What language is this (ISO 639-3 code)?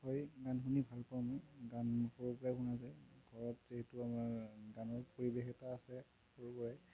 asm